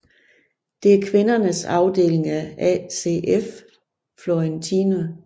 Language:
Danish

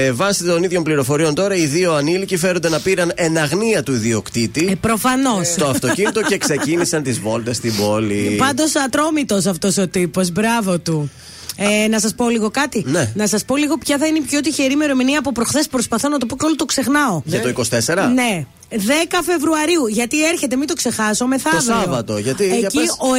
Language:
Greek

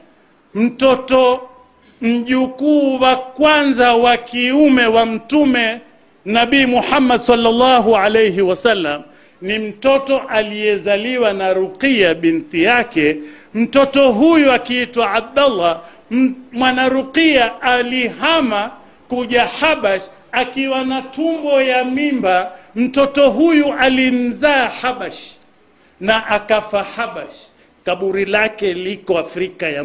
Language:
Swahili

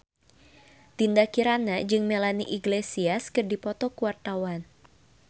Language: Sundanese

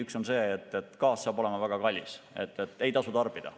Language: Estonian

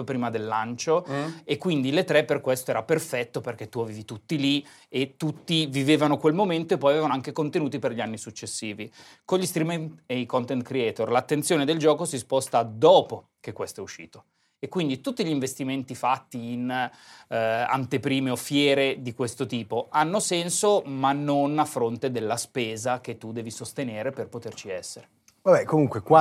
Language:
Italian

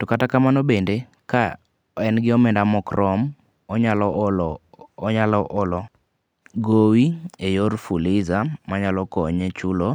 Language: Luo (Kenya and Tanzania)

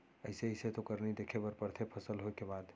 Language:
Chhattisgarhi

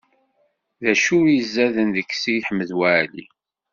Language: Kabyle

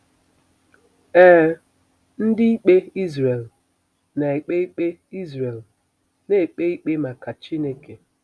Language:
Igbo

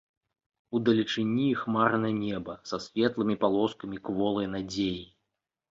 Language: Belarusian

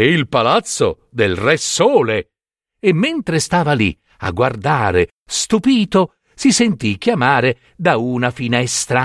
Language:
Italian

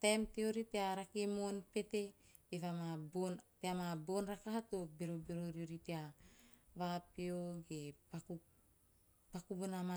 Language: Teop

